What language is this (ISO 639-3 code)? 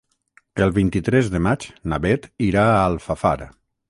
cat